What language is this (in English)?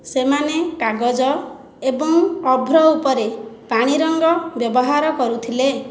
Odia